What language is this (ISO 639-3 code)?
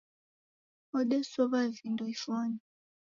dav